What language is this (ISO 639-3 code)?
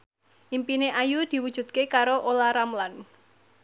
jav